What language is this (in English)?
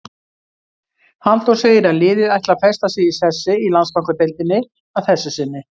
Icelandic